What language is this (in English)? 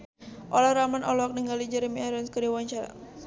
Sundanese